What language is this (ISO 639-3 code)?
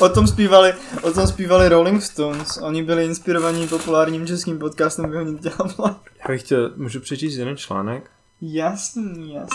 ces